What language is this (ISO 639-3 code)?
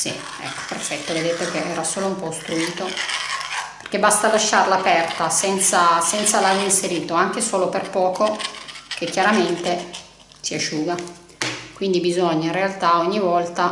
ita